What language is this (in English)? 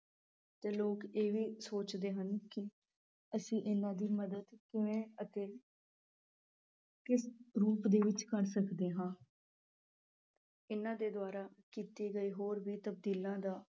Punjabi